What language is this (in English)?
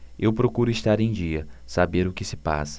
Portuguese